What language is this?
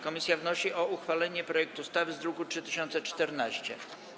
Polish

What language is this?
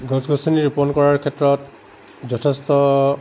Assamese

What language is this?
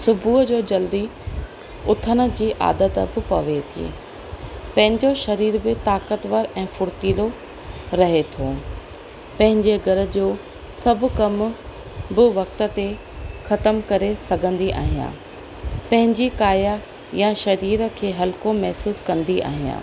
Sindhi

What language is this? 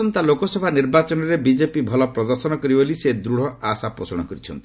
Odia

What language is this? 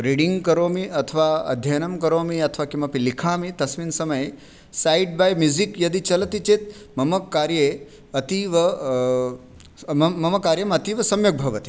Sanskrit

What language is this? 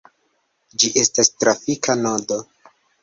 Esperanto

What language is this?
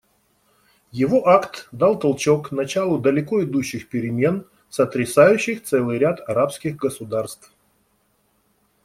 Russian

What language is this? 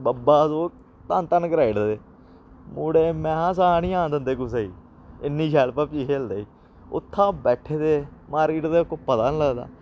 Dogri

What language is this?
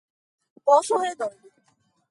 Portuguese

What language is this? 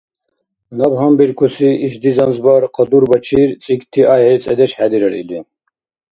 Dargwa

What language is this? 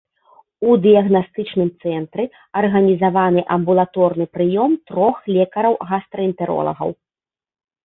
Belarusian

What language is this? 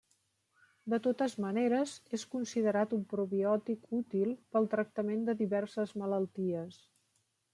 Catalan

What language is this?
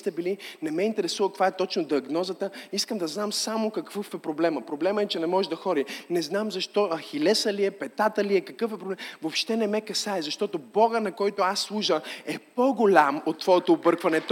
Bulgarian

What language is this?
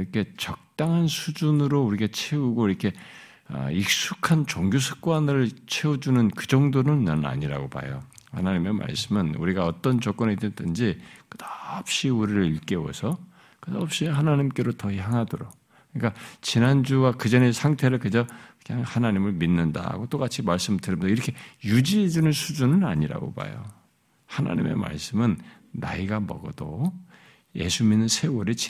Korean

